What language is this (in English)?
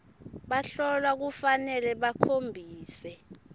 Swati